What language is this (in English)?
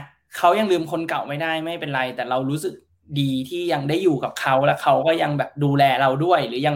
Thai